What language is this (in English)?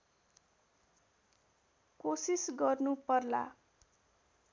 Nepali